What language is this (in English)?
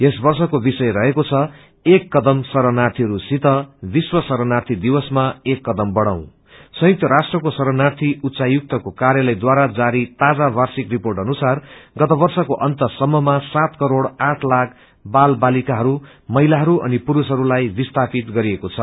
Nepali